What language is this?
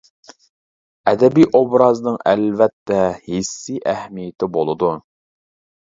Uyghur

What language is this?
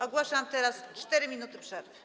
Polish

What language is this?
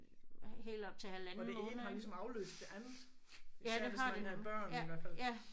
Danish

